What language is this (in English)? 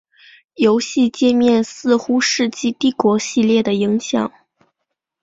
Chinese